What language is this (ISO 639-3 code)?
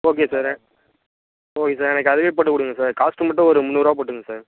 tam